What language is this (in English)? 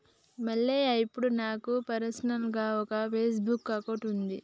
Telugu